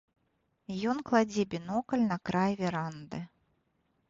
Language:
Belarusian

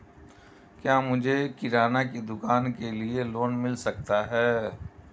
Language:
Hindi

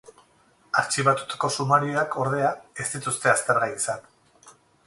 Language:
Basque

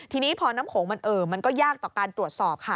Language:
Thai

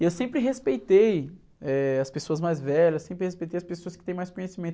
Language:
Portuguese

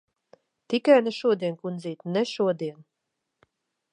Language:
Latvian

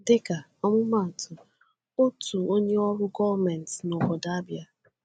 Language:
Igbo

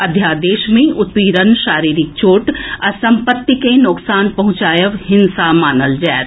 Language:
Maithili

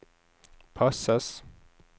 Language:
Norwegian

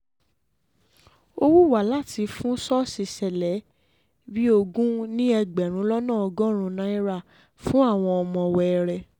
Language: Yoruba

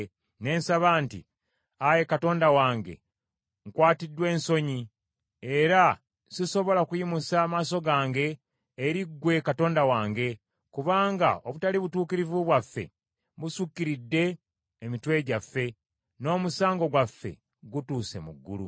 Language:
Ganda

